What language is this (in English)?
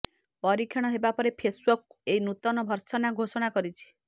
Odia